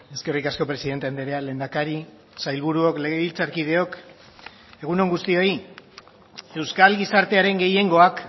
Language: Basque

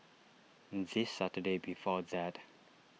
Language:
English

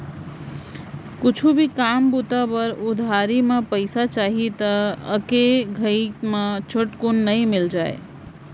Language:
Chhattisgarhi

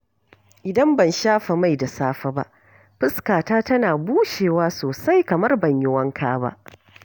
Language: Hausa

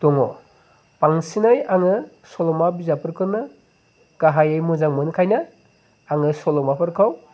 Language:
Bodo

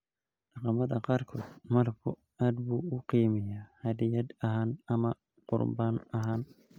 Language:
Somali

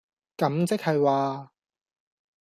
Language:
Cantonese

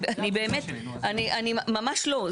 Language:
Hebrew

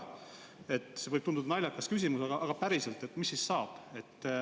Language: Estonian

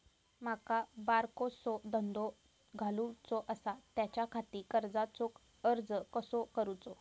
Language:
Marathi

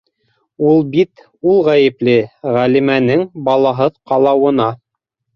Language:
Bashkir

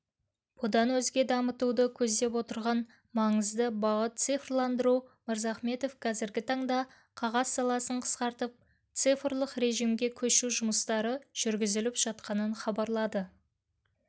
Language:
Kazakh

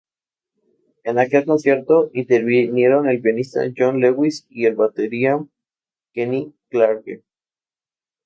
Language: Spanish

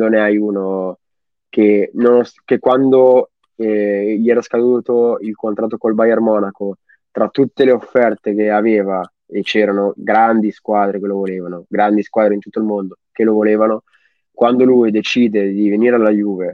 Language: Italian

